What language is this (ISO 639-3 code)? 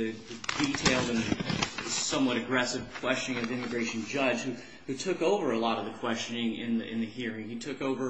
eng